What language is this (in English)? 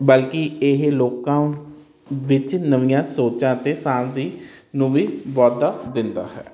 Punjabi